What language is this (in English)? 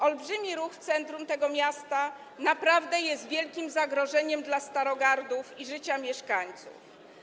Polish